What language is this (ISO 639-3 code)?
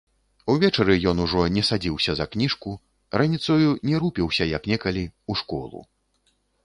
bel